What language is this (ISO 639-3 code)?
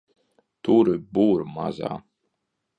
lav